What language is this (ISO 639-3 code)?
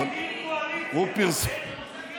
heb